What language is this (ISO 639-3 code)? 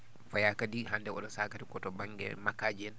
ful